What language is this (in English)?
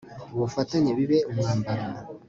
Kinyarwanda